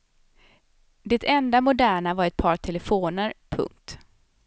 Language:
Swedish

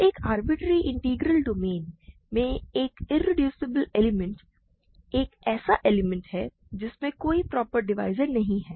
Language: Hindi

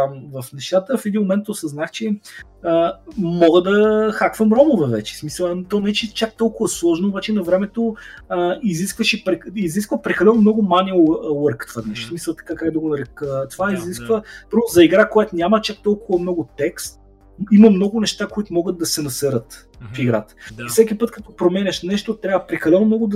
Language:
Bulgarian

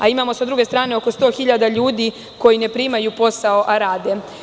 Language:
Serbian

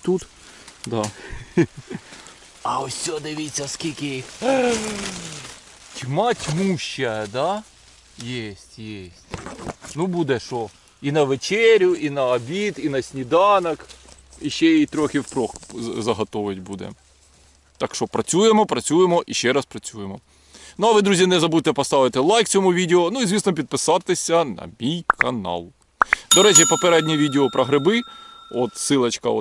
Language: Ukrainian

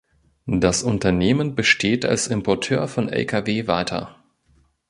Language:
German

